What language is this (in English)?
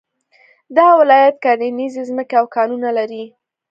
Pashto